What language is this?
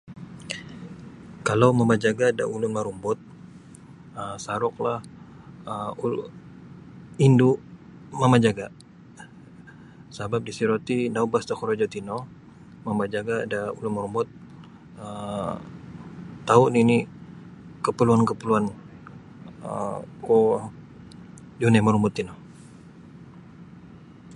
Sabah Bisaya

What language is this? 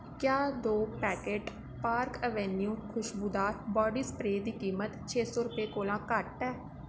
Dogri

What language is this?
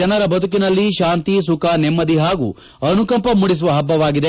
Kannada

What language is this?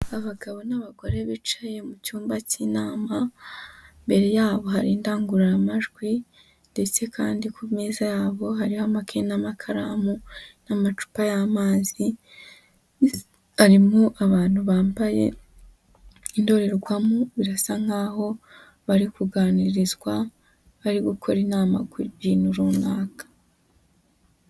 Kinyarwanda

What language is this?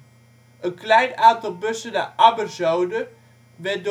Dutch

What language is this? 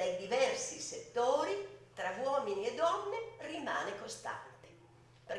Italian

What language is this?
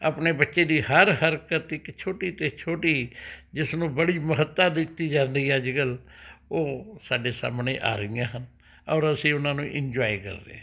Punjabi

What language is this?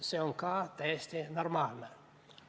Estonian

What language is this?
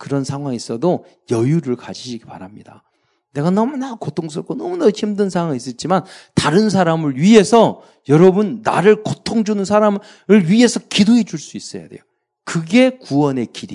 Korean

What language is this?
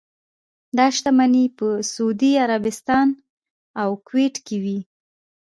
Pashto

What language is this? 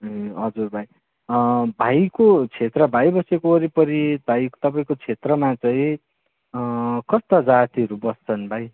Nepali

